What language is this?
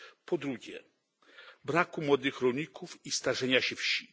Polish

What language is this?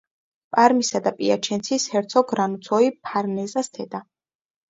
Georgian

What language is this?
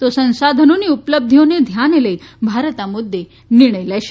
Gujarati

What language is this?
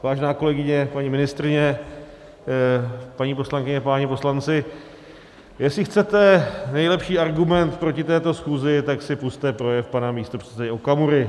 Czech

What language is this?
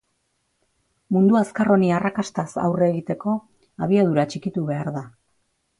Basque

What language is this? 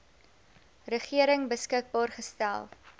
Afrikaans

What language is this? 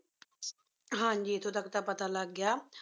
Punjabi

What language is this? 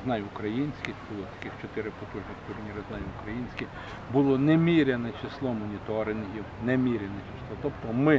Ukrainian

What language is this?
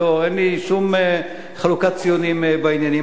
Hebrew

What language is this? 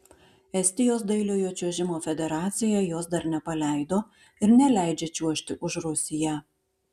Lithuanian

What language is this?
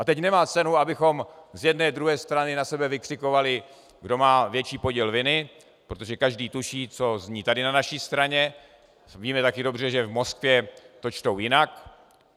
Czech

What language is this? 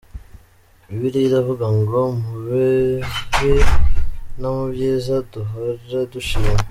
Kinyarwanda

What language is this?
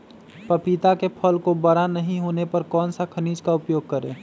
Magahi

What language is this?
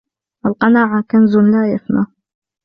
Arabic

